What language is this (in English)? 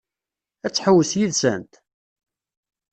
Kabyle